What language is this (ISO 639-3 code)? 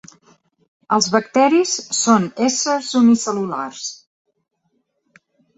cat